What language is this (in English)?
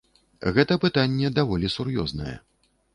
Belarusian